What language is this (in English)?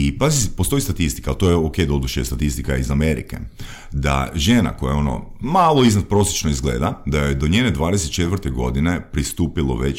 Croatian